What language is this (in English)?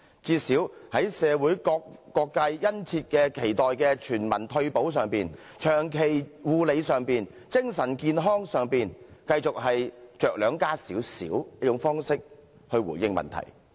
Cantonese